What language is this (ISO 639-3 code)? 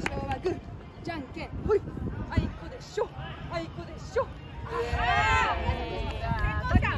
jpn